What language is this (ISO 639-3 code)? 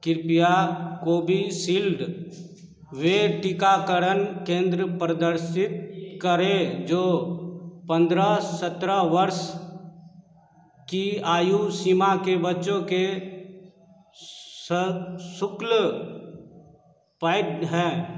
hin